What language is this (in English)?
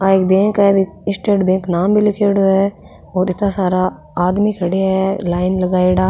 Rajasthani